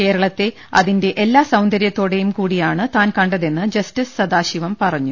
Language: Malayalam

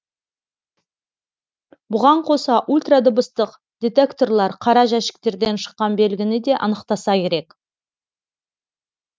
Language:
Kazakh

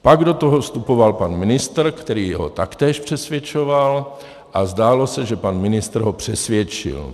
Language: Czech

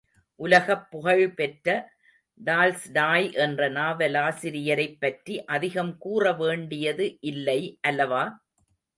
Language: Tamil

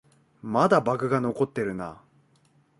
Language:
Japanese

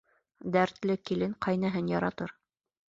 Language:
Bashkir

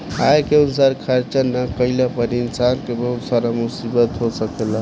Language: Bhojpuri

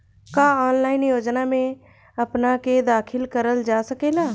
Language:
Bhojpuri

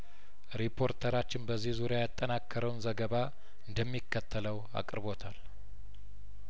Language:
Amharic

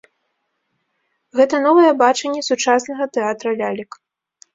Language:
Belarusian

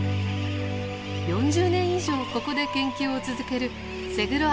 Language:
Japanese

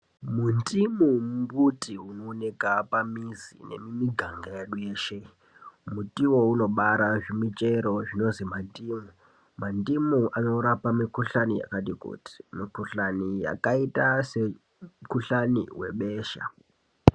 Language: Ndau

